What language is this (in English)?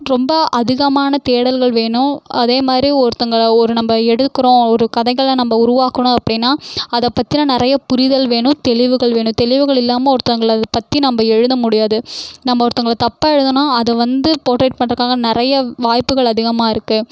Tamil